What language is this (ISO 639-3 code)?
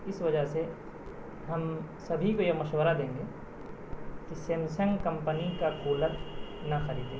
urd